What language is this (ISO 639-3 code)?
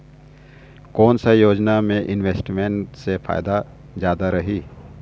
hne